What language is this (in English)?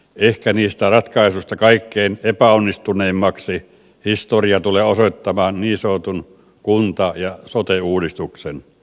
Finnish